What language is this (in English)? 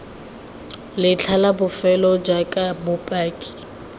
Tswana